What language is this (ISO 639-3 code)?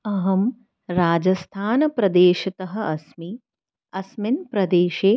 san